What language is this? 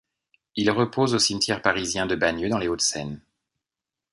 French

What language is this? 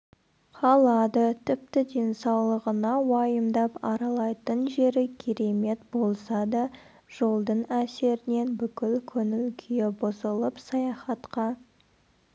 Kazakh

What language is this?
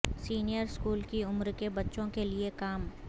Urdu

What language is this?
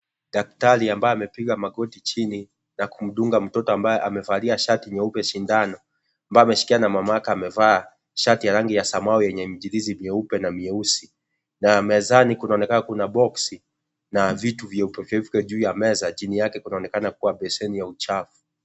Swahili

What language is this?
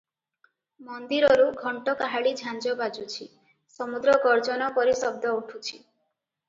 Odia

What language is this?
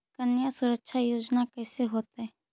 Magahi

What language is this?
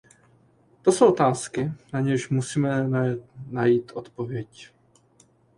Czech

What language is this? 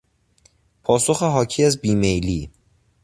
Persian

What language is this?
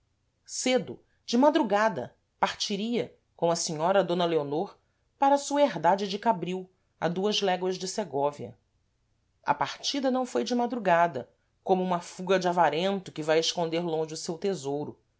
Portuguese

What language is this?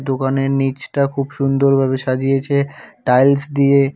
Bangla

